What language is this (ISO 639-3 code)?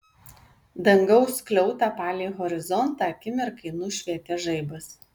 lit